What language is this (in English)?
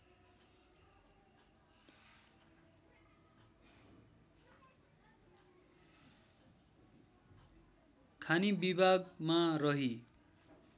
Nepali